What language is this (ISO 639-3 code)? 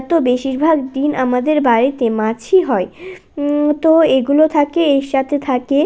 ben